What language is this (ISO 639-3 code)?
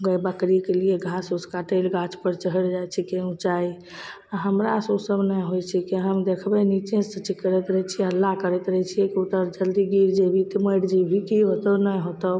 mai